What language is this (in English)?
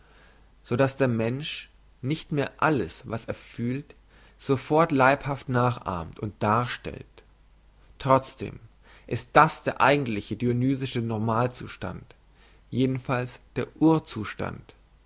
German